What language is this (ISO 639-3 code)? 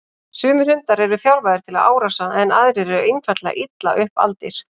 isl